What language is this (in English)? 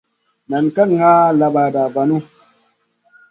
Masana